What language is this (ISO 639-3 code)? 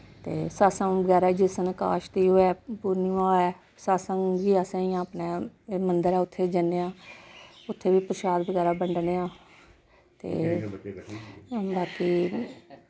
doi